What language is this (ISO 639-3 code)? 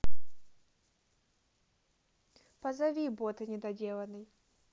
rus